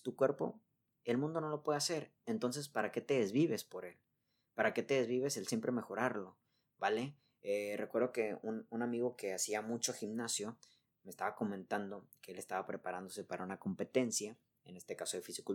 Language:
Spanish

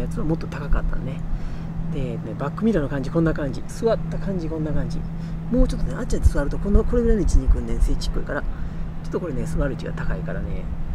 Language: Japanese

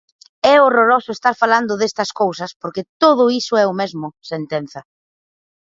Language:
Galician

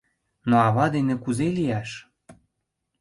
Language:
Mari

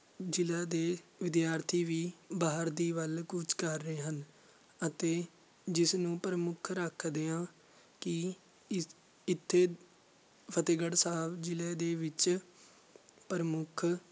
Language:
Punjabi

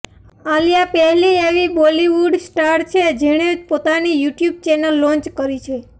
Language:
Gujarati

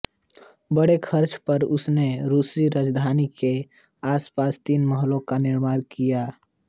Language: Hindi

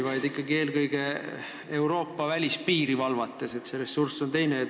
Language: Estonian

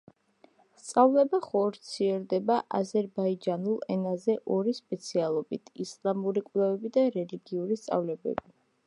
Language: Georgian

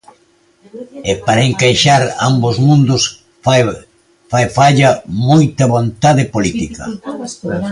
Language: Galician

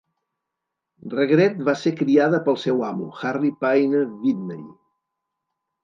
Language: Catalan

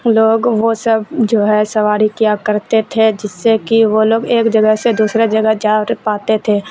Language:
Urdu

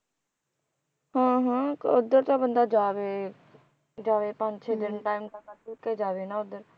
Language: Punjabi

